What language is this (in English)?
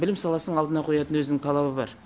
Kazakh